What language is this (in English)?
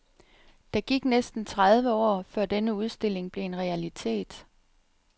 Danish